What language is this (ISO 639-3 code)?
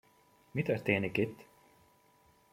hun